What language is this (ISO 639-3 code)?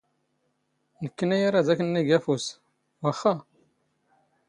zgh